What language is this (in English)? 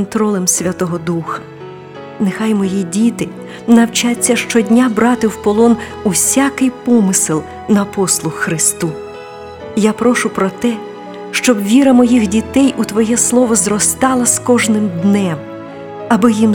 Ukrainian